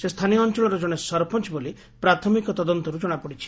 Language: Odia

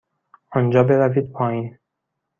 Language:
Persian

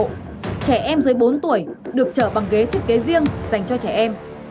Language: Vietnamese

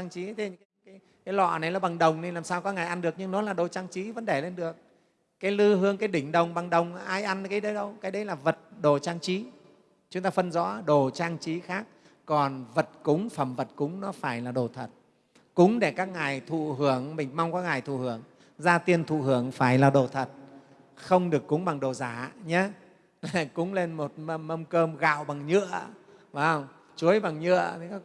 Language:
Vietnamese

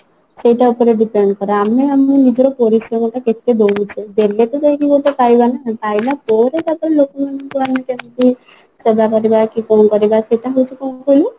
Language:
Odia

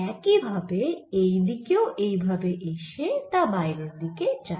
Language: Bangla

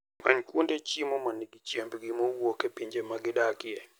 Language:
Luo (Kenya and Tanzania)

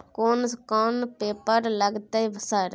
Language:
Maithili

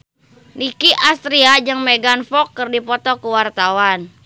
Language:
Sundanese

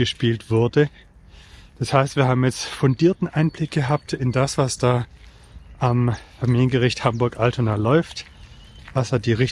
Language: German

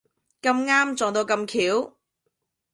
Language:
Cantonese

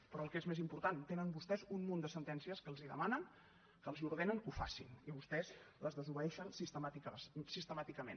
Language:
Catalan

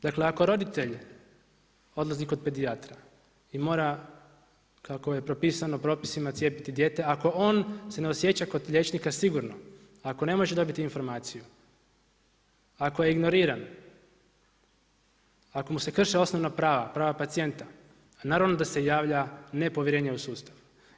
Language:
Croatian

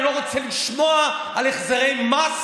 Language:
Hebrew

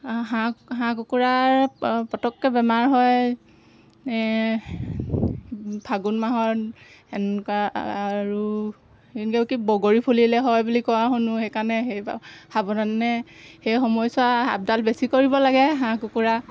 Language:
Assamese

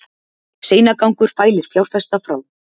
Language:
Icelandic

